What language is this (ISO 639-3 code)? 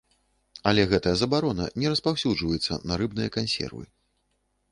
bel